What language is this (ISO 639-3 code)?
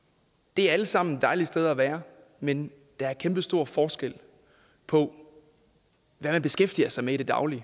dan